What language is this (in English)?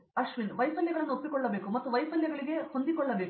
Kannada